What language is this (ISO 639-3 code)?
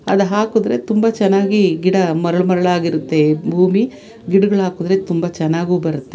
kan